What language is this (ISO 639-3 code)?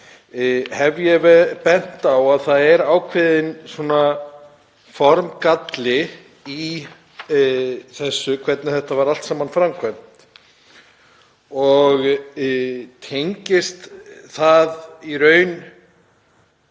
isl